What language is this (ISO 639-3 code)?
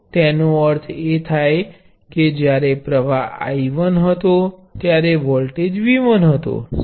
guj